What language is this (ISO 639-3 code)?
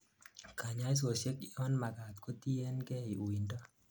kln